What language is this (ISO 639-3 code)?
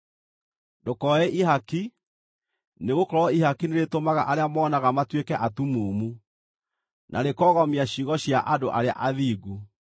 kik